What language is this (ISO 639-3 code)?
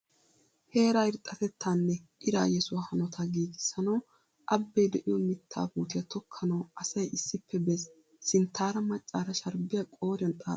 wal